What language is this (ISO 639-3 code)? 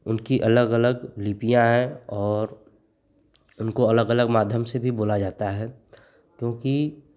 hin